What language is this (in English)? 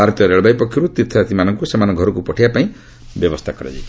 Odia